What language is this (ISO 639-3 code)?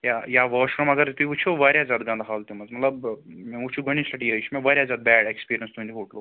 kas